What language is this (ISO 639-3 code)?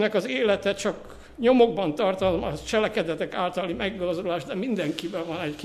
hun